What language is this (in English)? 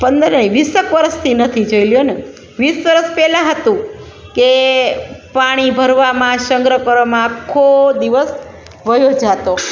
Gujarati